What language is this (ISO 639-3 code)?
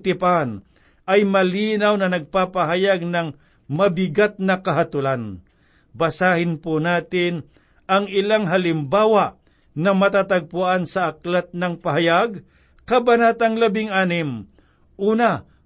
fil